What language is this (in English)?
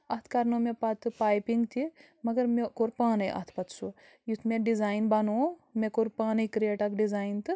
Kashmiri